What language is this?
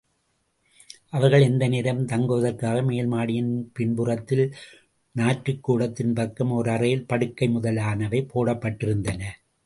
Tamil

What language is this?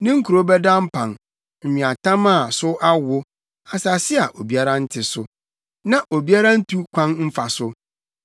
Akan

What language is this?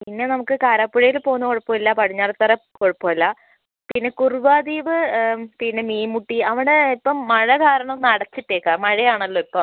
Malayalam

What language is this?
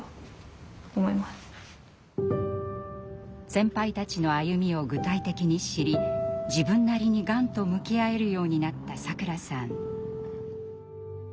Japanese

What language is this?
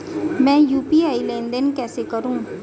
Hindi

